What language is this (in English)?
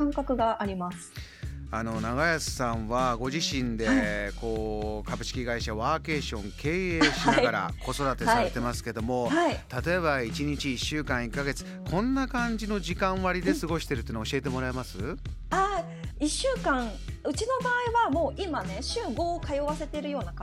Japanese